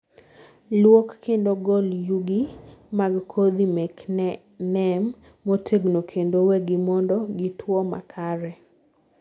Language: Luo (Kenya and Tanzania)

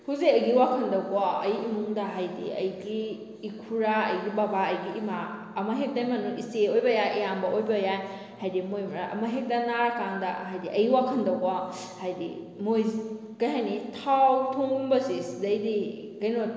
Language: Manipuri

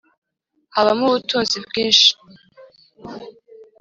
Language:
Kinyarwanda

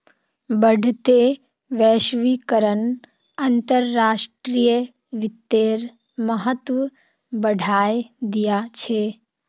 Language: Magahi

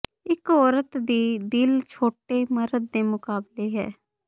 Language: Punjabi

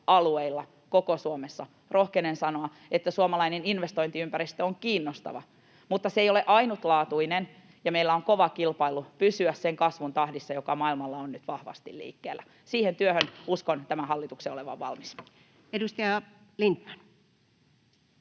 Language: Finnish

